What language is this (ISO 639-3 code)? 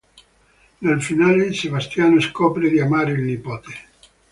ita